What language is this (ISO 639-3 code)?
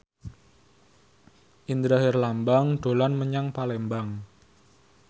jav